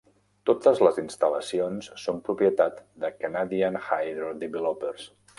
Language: Catalan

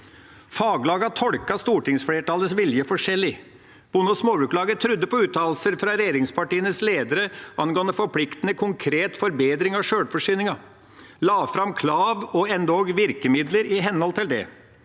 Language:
Norwegian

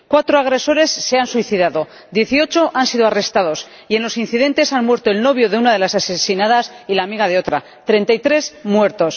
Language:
Spanish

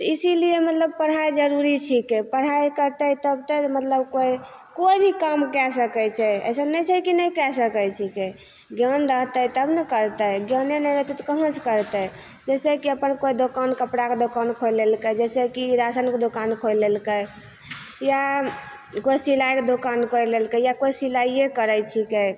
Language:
Maithili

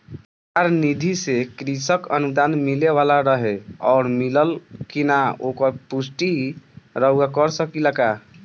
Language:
Bhojpuri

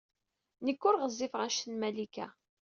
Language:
Kabyle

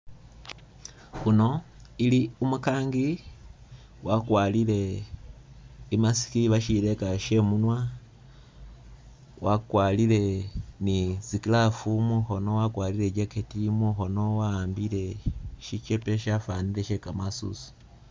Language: Masaaba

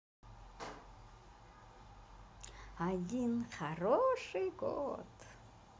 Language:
Russian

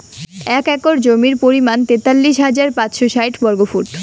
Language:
Bangla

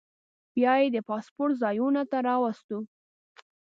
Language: Pashto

